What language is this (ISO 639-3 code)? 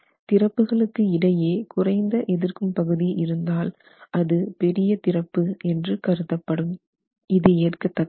tam